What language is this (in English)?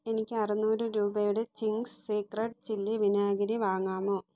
Malayalam